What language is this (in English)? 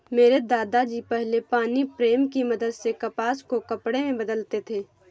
Hindi